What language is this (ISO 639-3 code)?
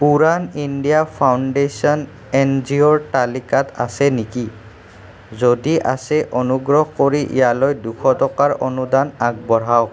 asm